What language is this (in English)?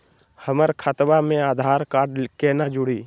Magahi